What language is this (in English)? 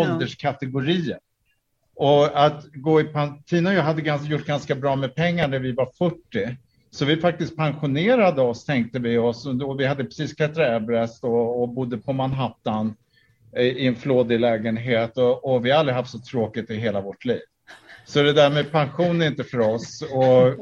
Swedish